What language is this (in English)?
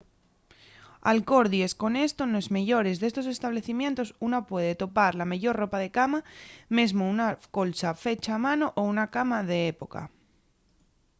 Asturian